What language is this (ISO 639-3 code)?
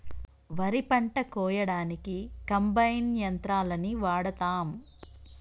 tel